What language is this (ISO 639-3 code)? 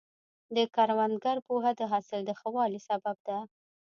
pus